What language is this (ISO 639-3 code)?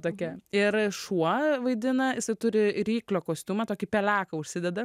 lit